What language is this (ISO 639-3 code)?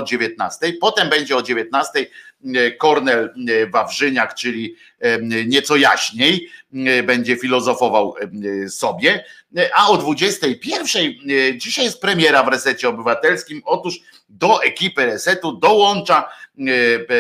pol